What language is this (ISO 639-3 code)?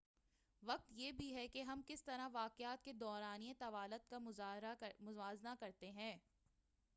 urd